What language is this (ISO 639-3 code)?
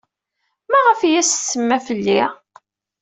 kab